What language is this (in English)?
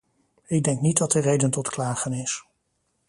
Dutch